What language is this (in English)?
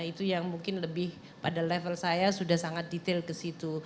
Indonesian